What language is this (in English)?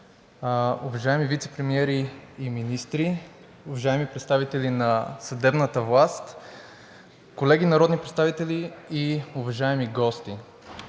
Bulgarian